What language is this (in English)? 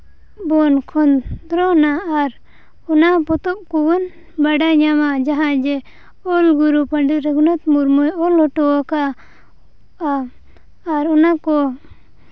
Santali